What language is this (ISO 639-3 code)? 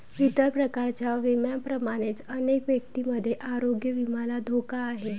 mar